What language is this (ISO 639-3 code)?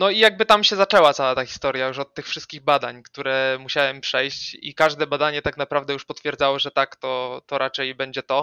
pol